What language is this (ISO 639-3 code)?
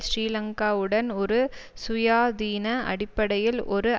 tam